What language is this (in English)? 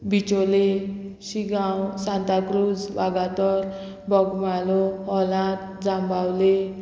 Konkani